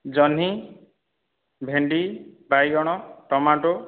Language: Odia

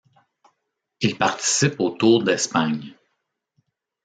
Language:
French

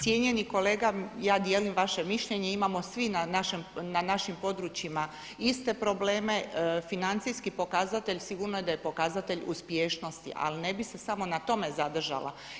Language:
Croatian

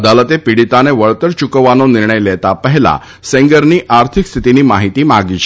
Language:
Gujarati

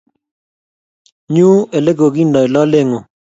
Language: Kalenjin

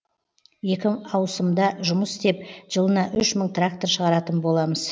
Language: Kazakh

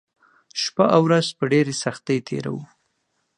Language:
Pashto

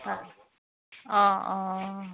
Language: Assamese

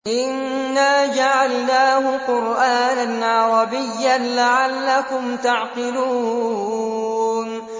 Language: Arabic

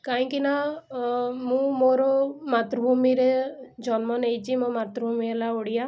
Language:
Odia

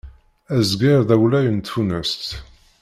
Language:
Kabyle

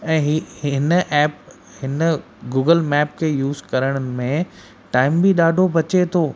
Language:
Sindhi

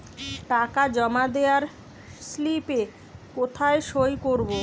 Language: Bangla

